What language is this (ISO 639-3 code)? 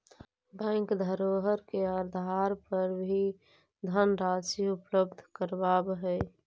mag